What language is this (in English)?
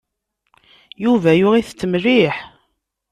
Kabyle